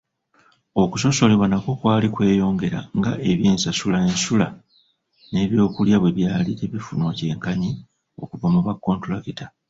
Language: Ganda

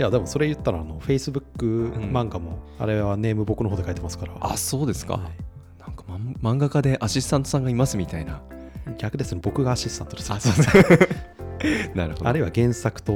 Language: Japanese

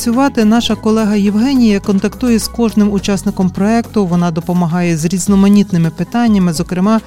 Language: Ukrainian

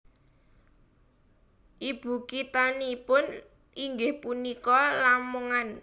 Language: Javanese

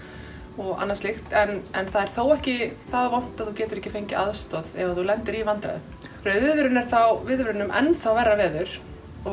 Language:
Icelandic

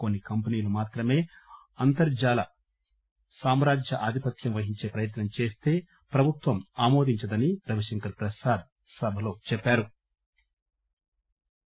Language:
Telugu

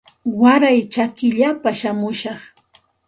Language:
Santa Ana de Tusi Pasco Quechua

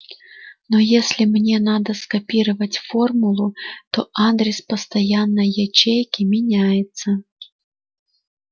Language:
Russian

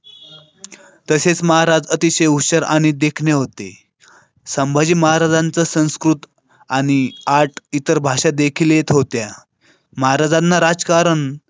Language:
Marathi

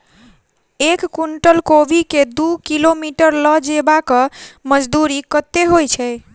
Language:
Maithili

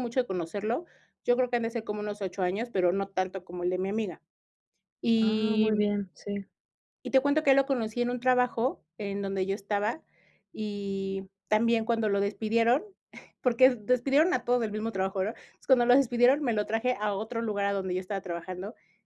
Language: Spanish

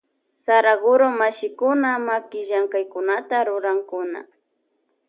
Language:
Loja Highland Quichua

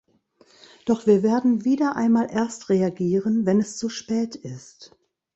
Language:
German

